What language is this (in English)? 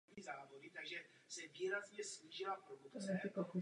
Czech